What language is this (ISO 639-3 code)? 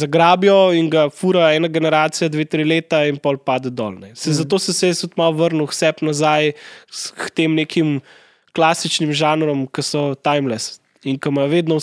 slk